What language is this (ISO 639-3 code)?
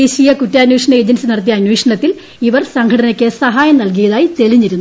mal